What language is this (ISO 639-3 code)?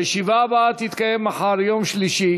heb